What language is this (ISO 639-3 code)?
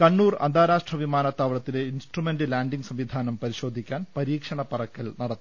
mal